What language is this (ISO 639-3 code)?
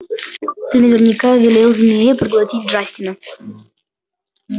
rus